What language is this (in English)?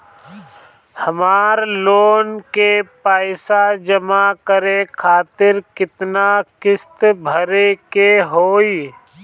Bhojpuri